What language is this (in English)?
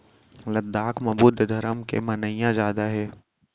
Chhattisgarhi